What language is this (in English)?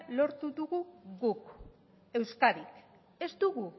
Basque